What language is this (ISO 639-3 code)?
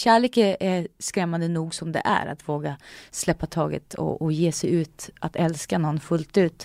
swe